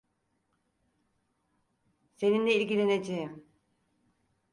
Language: Turkish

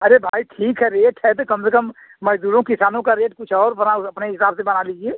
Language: Hindi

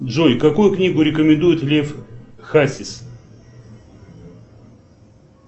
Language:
Russian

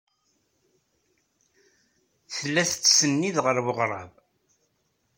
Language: Kabyle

